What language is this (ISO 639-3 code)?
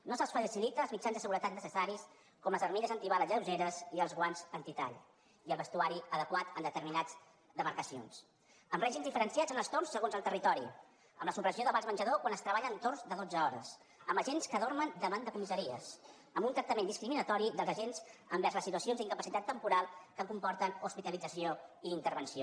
cat